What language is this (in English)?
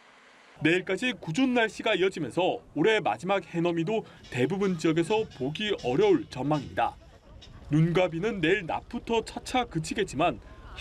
Korean